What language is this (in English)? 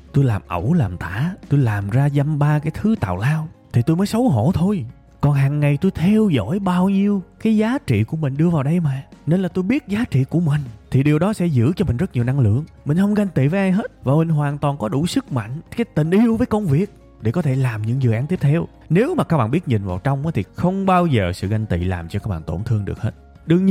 Vietnamese